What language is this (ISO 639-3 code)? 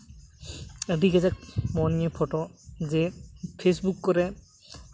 sat